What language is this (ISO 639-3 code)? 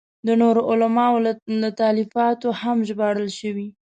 pus